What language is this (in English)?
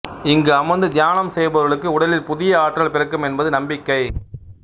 Tamil